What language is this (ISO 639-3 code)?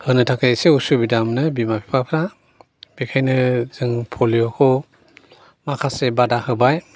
brx